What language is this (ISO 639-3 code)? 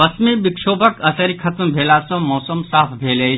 mai